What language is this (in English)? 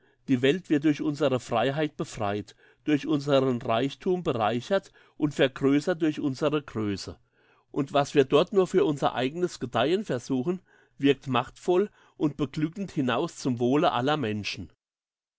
German